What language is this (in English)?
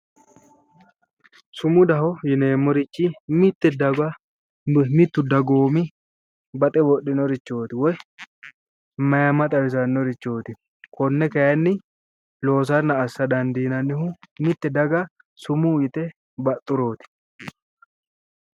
Sidamo